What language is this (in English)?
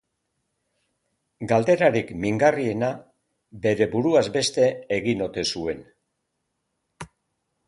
Basque